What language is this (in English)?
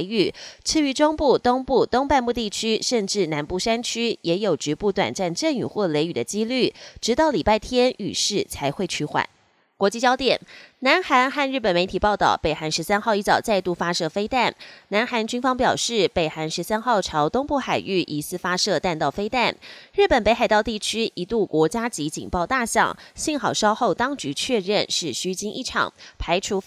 Chinese